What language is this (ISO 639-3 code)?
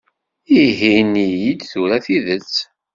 kab